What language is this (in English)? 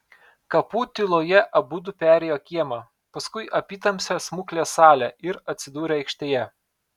Lithuanian